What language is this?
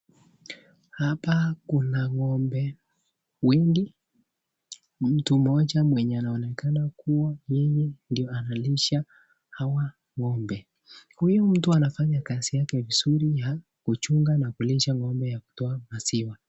Swahili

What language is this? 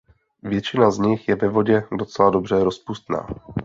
Czech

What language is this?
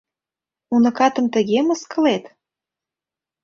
Mari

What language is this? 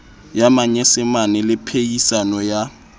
Southern Sotho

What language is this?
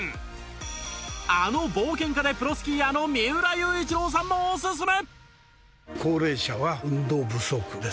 Japanese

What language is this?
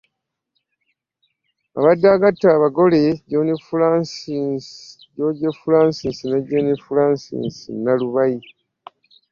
Ganda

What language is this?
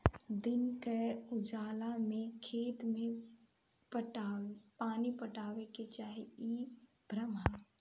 Bhojpuri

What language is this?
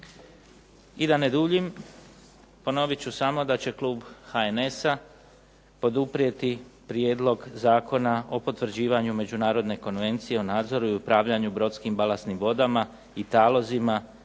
Croatian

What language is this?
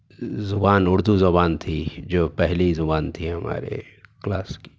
Urdu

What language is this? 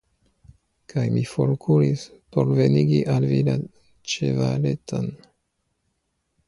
Esperanto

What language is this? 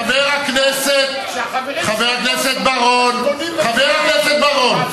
Hebrew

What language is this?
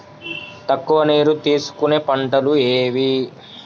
Telugu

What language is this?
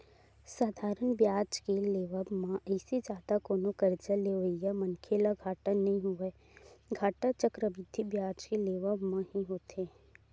Chhattisgarhi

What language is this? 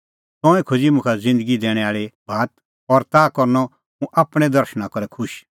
Kullu Pahari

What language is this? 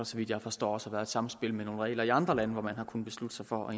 Danish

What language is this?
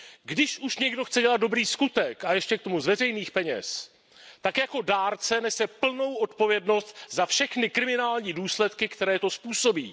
Czech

